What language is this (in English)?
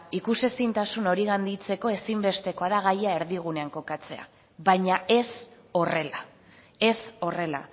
Basque